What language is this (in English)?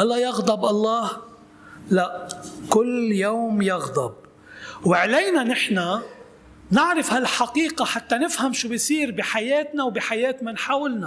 Arabic